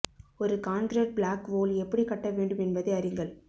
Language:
Tamil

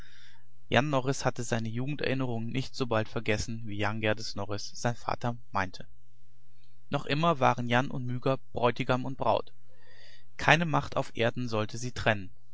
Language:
German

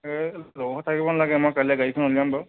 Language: Assamese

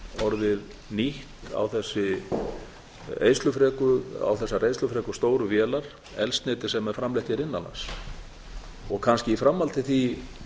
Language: Icelandic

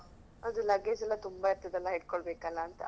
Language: Kannada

